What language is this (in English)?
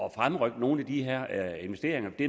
Danish